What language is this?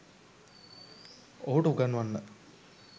Sinhala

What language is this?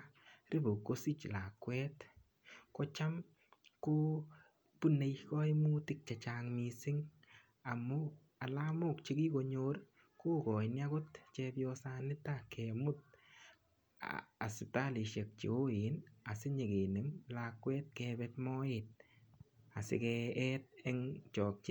Kalenjin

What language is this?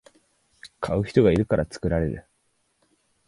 Japanese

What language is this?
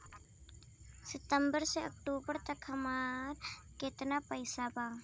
Bhojpuri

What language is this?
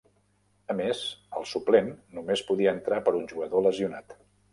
Catalan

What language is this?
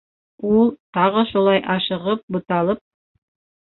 Bashkir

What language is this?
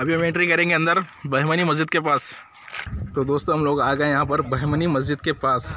Hindi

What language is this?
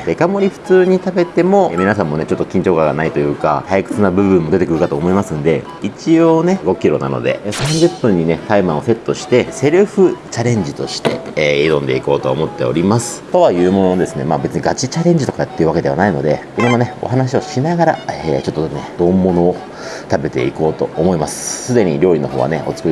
Japanese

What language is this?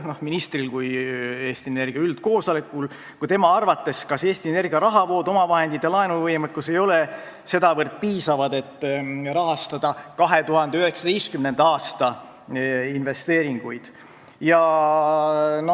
Estonian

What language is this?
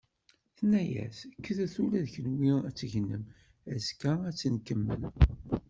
Kabyle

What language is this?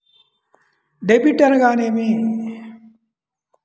Telugu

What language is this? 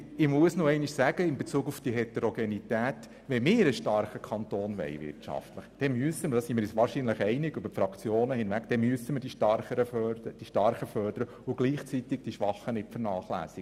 Swiss German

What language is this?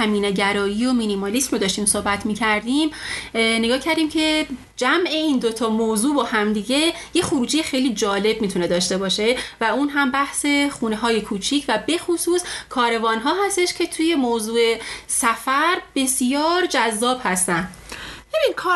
Persian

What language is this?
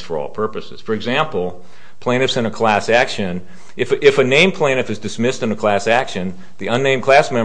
English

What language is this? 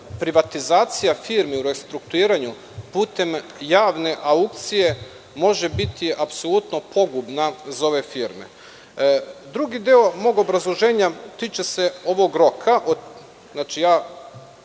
Serbian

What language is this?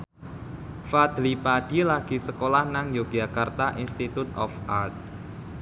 Javanese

